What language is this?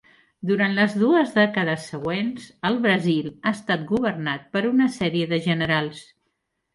Catalan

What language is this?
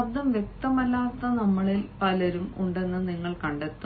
Malayalam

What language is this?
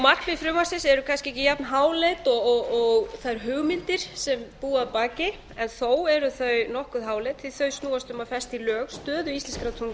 Icelandic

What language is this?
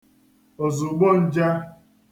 Igbo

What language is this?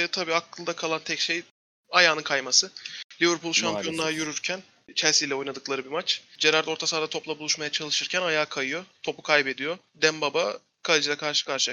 Turkish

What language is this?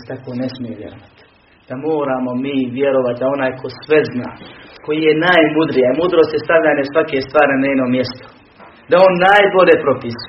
Croatian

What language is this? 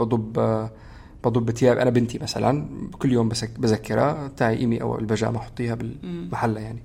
Arabic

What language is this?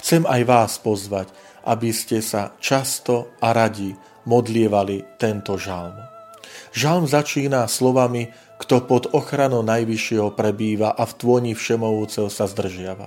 Slovak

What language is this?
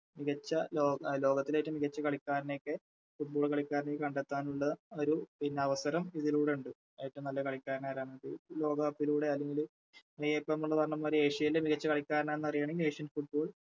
Malayalam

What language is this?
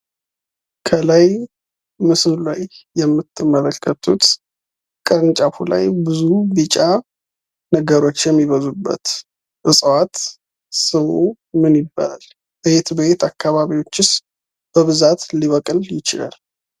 Amharic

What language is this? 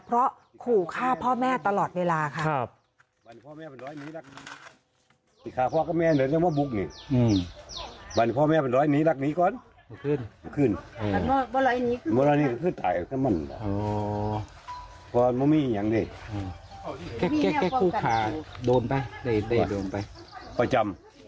Thai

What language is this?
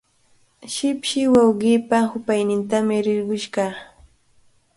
Cajatambo North Lima Quechua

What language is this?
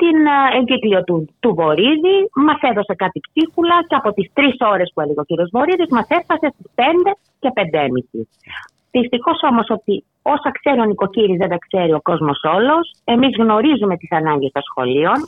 Greek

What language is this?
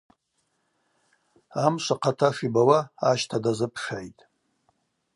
Abaza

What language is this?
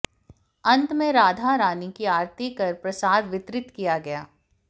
Hindi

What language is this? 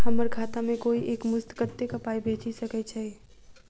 Maithili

